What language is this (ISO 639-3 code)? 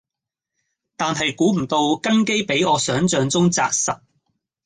yue